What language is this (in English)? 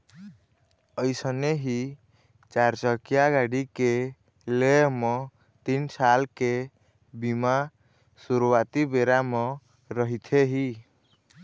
Chhattisgarhi